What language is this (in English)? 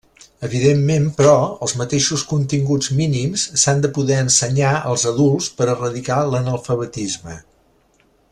Catalan